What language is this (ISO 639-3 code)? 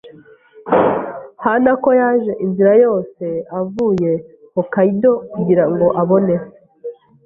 kin